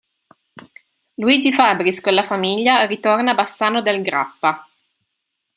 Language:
Italian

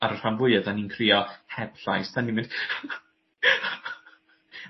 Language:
Welsh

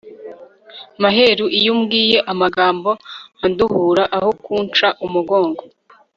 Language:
Kinyarwanda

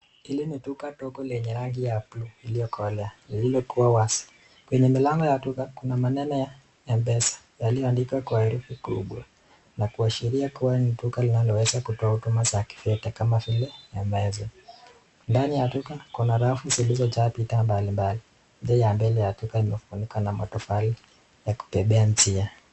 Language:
Swahili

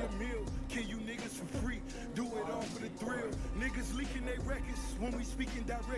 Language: English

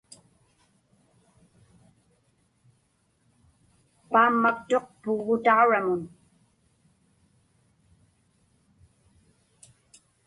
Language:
Inupiaq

